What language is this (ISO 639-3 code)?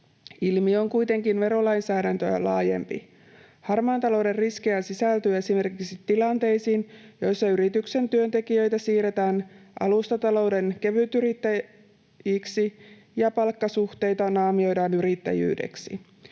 fin